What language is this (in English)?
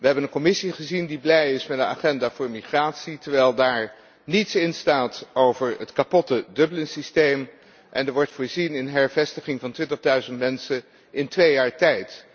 Dutch